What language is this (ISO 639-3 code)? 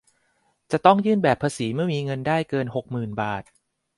tha